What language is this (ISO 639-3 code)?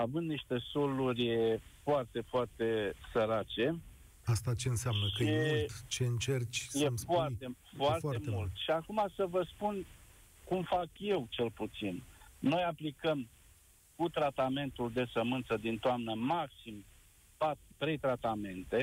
ron